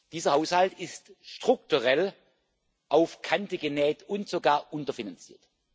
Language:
German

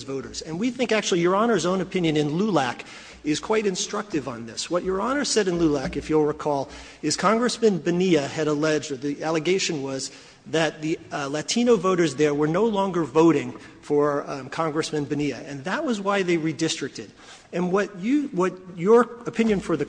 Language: English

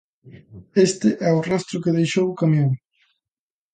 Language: Galician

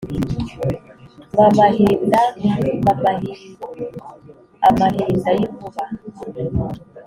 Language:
Kinyarwanda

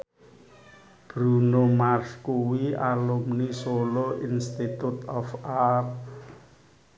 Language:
Javanese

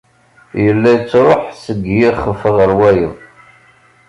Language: Kabyle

